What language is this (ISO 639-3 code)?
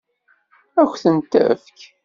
kab